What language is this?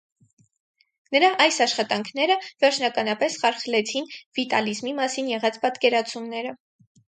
Armenian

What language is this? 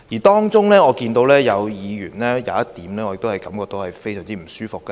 Cantonese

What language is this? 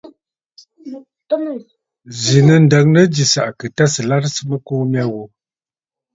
Bafut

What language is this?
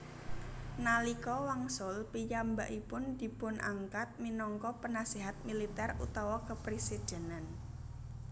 Javanese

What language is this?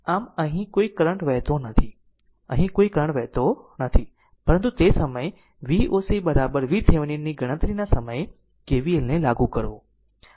Gujarati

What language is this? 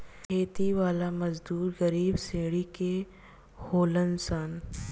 Bhojpuri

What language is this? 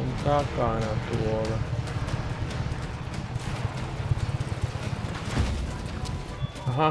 Finnish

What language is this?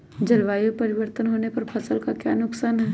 Magahi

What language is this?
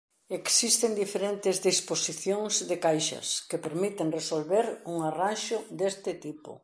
Galician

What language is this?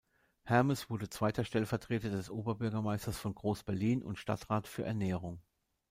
German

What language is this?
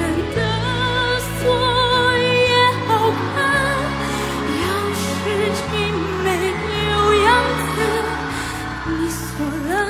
Chinese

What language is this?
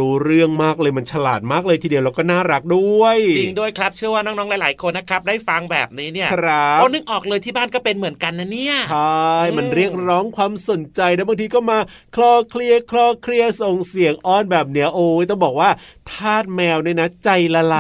Thai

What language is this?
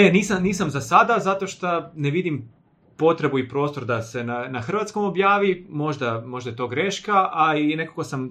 Croatian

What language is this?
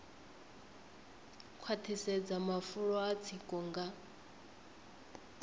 Venda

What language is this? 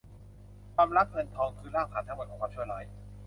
Thai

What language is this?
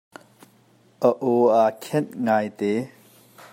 Hakha Chin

